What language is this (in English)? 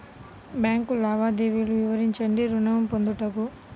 Telugu